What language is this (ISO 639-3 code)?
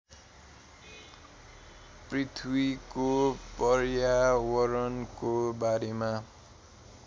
nep